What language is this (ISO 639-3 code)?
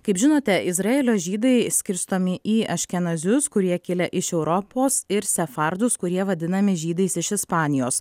lit